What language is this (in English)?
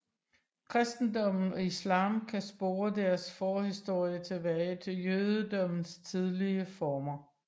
Danish